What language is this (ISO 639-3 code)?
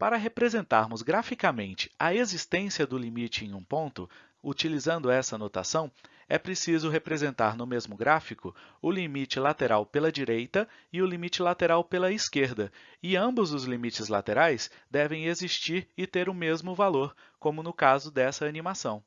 por